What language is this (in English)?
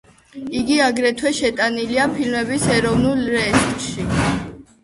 Georgian